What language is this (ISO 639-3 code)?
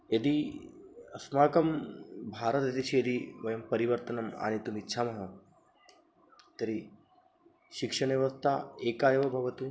san